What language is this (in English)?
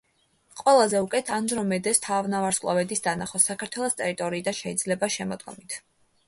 Georgian